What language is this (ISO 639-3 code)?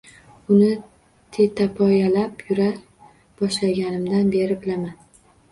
uzb